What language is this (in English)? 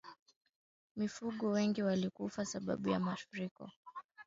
Swahili